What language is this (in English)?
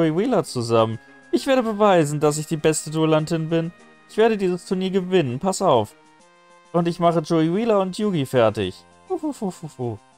German